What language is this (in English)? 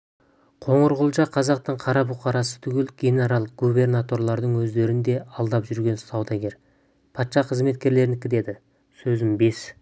Kazakh